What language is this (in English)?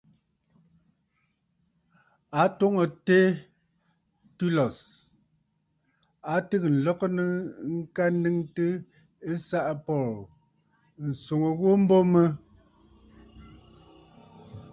Bafut